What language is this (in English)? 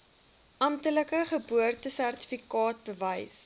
Afrikaans